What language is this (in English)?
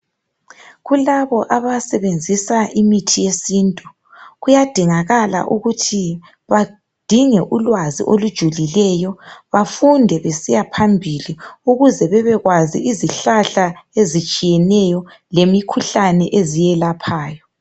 North Ndebele